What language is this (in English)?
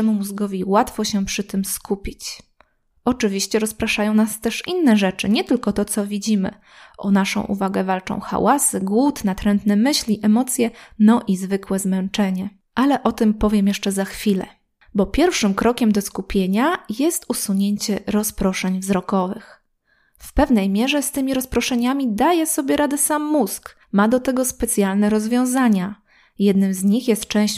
Polish